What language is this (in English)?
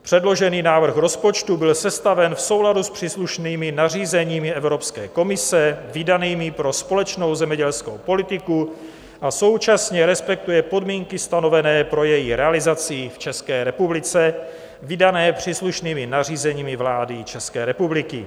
Czech